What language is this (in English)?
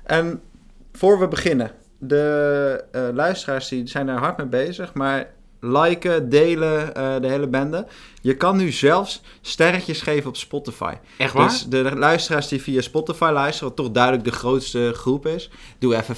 Dutch